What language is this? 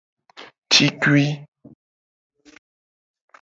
Gen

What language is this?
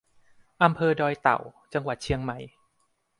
Thai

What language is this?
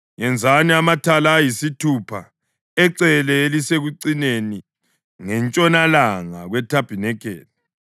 North Ndebele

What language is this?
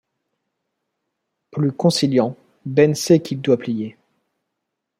French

